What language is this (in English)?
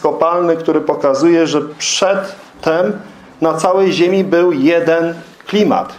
Polish